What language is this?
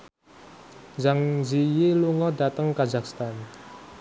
Javanese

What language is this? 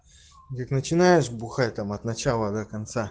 Russian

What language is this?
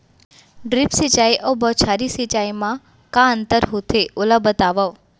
Chhattisgarhi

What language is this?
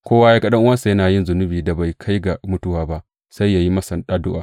Hausa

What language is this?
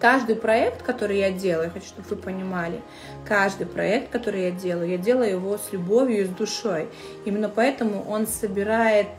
Russian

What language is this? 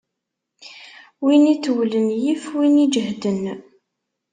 Kabyle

